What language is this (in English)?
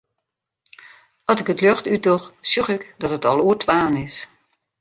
Western Frisian